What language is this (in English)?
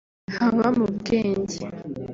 Kinyarwanda